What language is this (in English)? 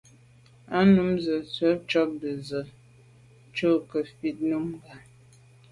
Medumba